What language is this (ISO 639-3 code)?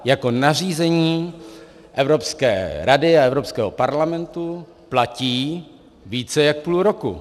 ces